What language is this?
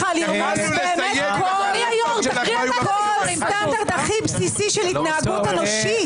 Hebrew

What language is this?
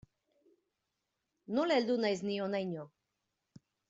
Basque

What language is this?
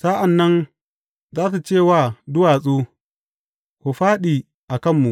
Hausa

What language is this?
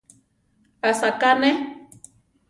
Central Tarahumara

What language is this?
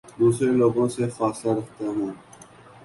Urdu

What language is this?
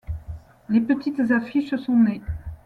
French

